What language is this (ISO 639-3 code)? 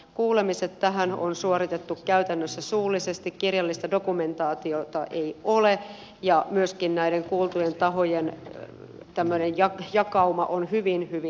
fin